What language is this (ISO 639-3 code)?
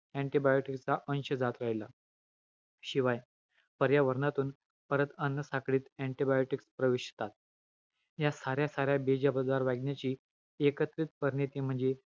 mar